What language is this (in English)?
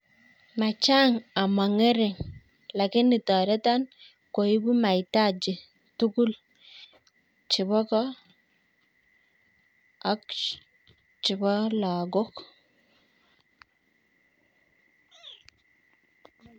Kalenjin